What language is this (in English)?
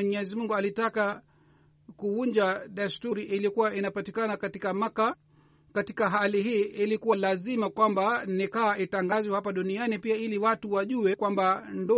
Swahili